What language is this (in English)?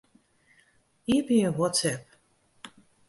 Western Frisian